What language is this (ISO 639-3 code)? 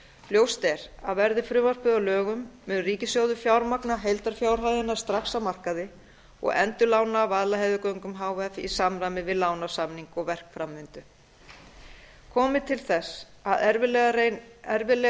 isl